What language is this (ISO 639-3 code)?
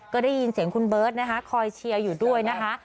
tha